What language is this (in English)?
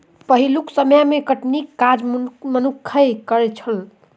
Maithili